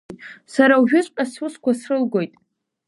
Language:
Abkhazian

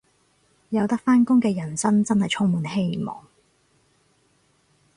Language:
Cantonese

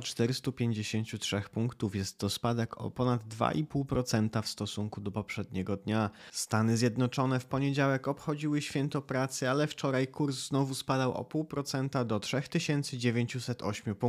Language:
Polish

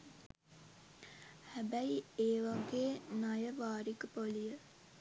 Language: Sinhala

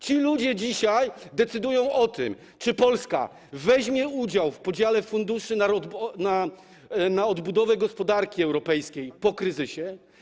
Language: Polish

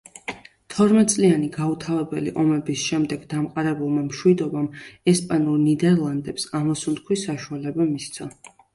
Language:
Georgian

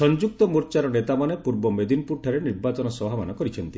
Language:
Odia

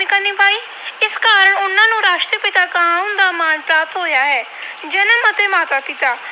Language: Punjabi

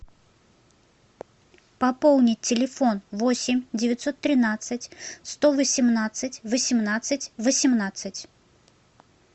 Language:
Russian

